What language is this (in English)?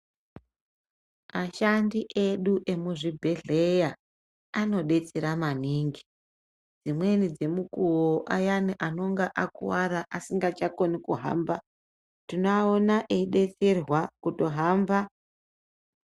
Ndau